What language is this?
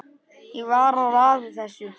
Icelandic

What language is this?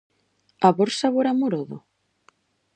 Galician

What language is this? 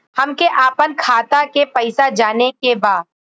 Bhojpuri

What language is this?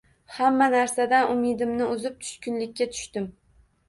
Uzbek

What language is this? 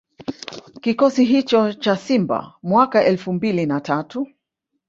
Swahili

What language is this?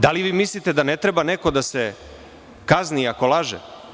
Serbian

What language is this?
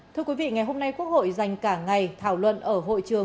Vietnamese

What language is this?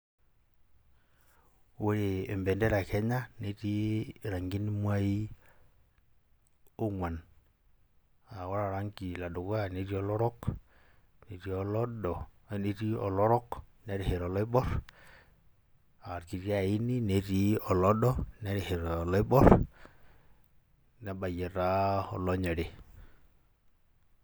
Masai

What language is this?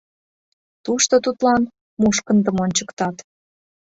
Mari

